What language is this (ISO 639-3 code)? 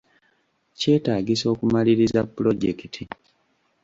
lug